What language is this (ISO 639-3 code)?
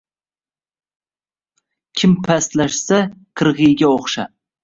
uzb